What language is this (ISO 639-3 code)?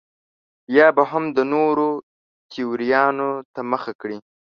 pus